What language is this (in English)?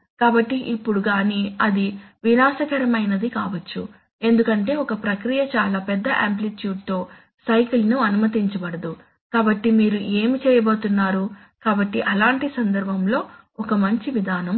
Telugu